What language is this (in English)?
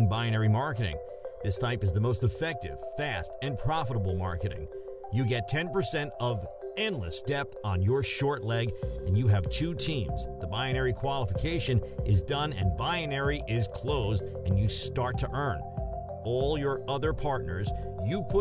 English